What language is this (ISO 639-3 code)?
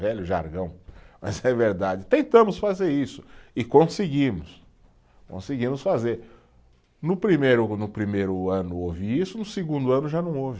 por